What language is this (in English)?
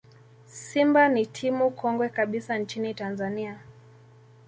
Swahili